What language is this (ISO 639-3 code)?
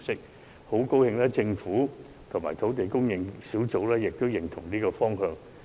yue